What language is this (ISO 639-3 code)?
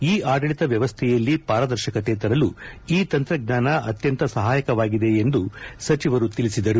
kan